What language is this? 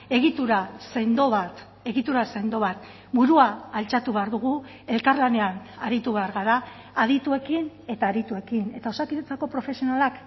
Basque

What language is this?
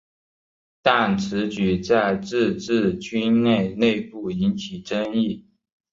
Chinese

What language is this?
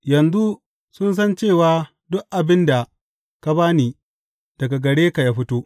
Hausa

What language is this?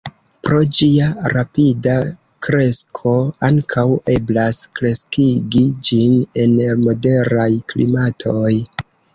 Esperanto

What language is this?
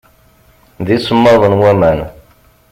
Kabyle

